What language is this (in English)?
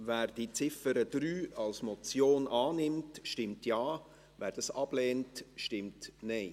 Swiss German